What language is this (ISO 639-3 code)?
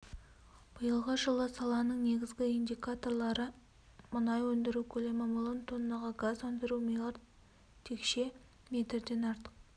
kaz